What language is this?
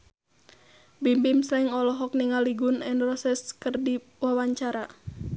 Sundanese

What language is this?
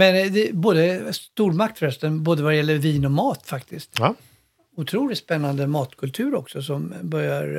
Swedish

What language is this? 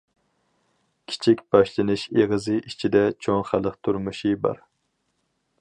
Uyghur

